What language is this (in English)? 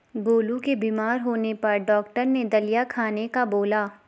Hindi